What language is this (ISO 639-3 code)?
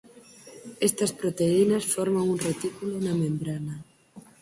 glg